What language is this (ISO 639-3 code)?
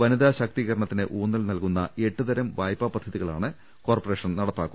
mal